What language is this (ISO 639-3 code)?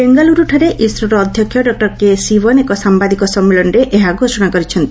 ori